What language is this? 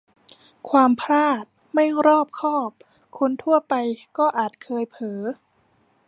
Thai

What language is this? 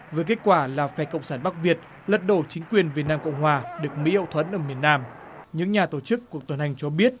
Vietnamese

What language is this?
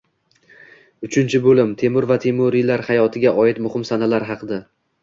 Uzbek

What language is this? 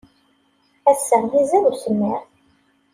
Kabyle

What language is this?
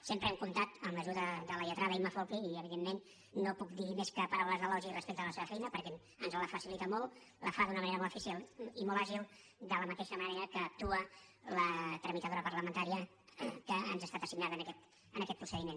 Catalan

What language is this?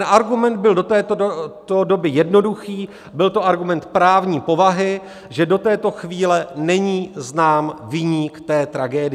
Czech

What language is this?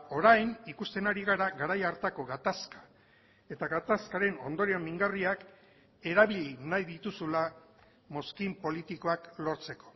Basque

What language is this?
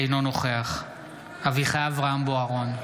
Hebrew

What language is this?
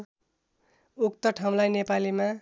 Nepali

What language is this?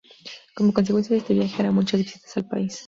Spanish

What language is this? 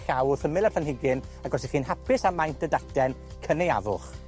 Welsh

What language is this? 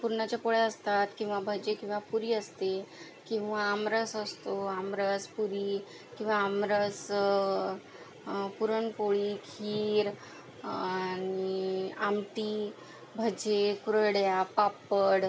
Marathi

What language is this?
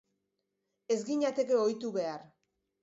Basque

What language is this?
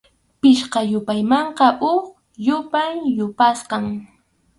Arequipa-La Unión Quechua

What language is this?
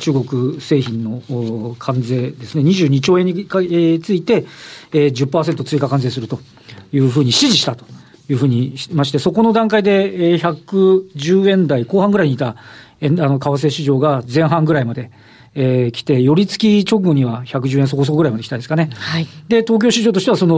Japanese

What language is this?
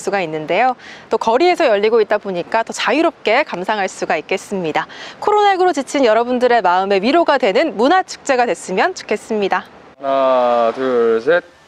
Korean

